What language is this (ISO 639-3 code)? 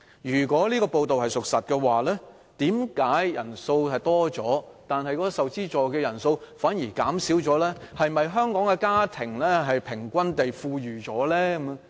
yue